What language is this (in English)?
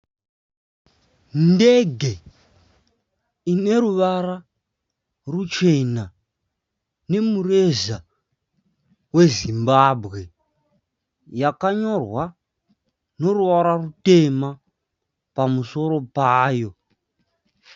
Shona